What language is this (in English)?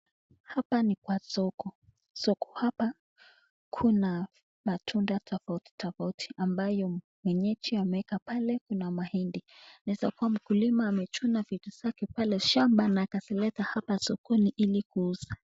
Swahili